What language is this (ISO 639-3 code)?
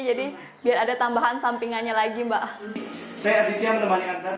ind